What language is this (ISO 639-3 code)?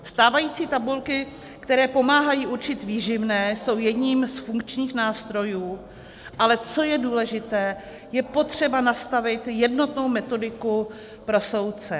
ces